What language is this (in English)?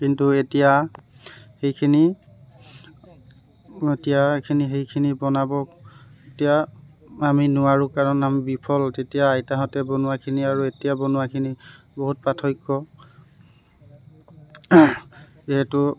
Assamese